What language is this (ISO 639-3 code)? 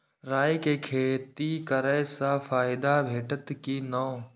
mai